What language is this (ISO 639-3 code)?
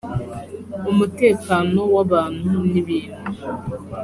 kin